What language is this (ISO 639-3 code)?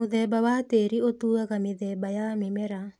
kik